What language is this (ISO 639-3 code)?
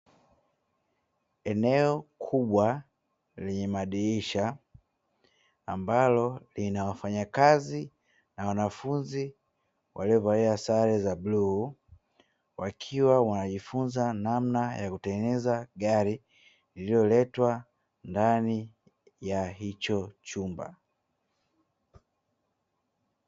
swa